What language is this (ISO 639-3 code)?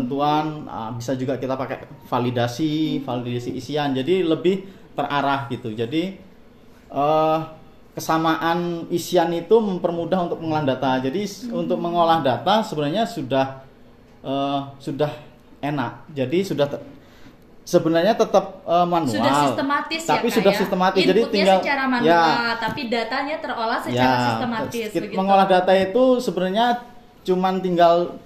ind